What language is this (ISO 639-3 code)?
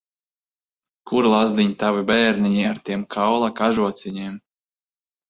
lav